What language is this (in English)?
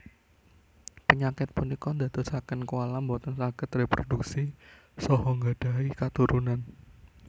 Javanese